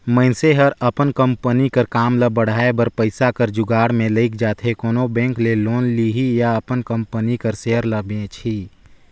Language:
Chhattisgarhi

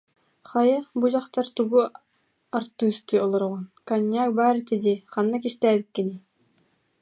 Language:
Yakut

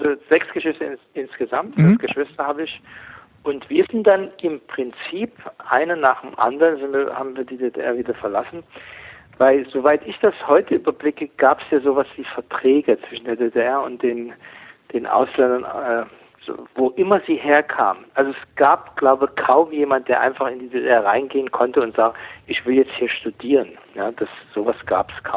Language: German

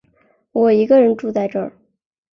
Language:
Chinese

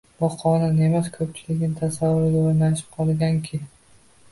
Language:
Uzbek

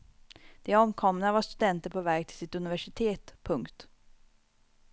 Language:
Swedish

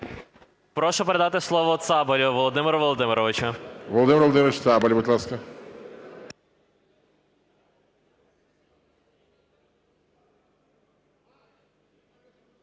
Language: Ukrainian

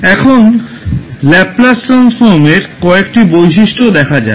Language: Bangla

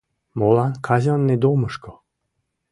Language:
Mari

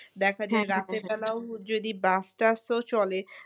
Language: Bangla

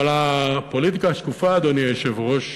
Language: Hebrew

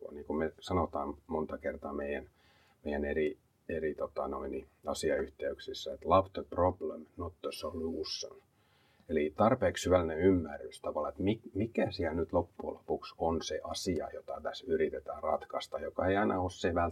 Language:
Finnish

